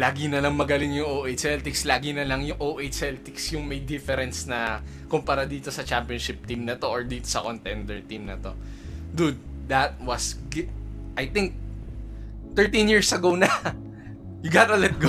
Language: Filipino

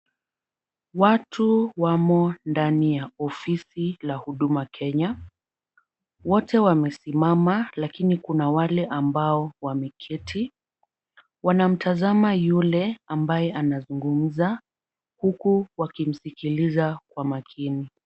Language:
Swahili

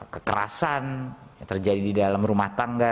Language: Indonesian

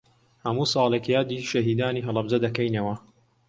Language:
Central Kurdish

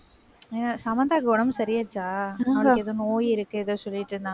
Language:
Tamil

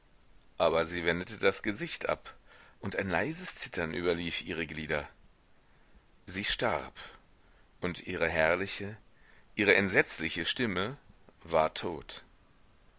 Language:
German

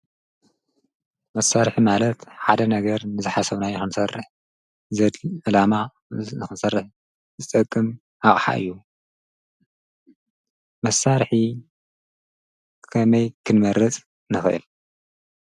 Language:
Tigrinya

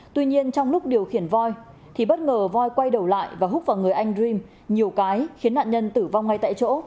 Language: Vietnamese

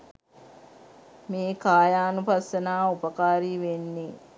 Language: Sinhala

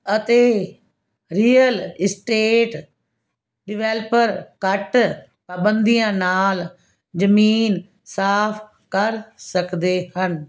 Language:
Punjabi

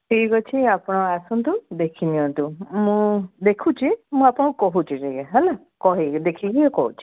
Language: Odia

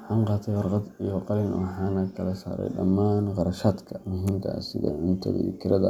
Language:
Somali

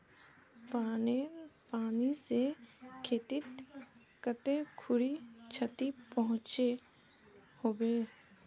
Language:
Magahi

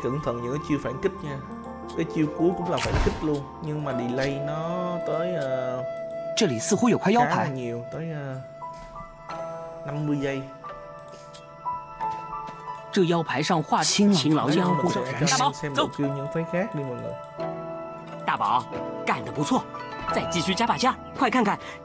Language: Vietnamese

